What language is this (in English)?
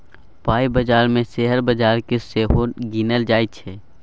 Maithili